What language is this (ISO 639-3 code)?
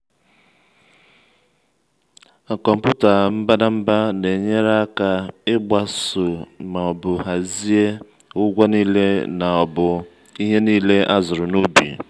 ibo